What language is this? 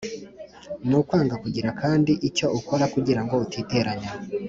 Kinyarwanda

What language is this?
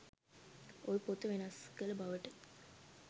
Sinhala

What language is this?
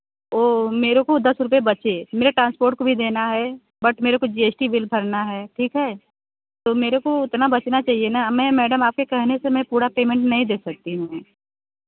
Hindi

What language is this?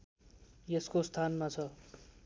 Nepali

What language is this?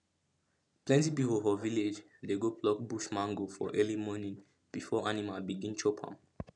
Nigerian Pidgin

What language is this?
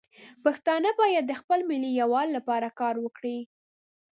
Pashto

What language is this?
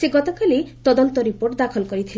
Odia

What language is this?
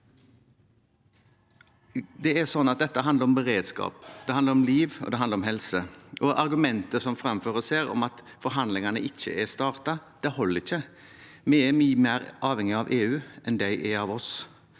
Norwegian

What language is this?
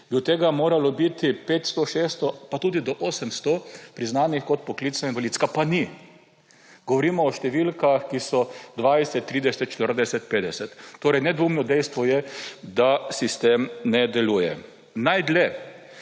Slovenian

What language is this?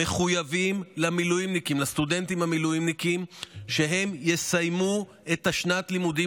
Hebrew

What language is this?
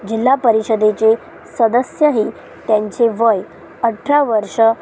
Marathi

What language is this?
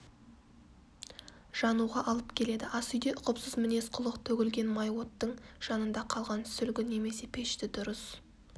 Kazakh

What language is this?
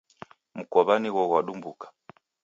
Taita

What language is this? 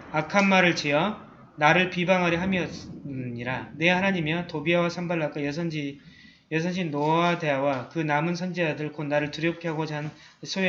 Korean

